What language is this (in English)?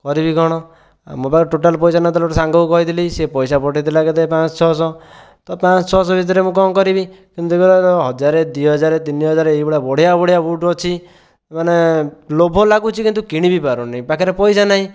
Odia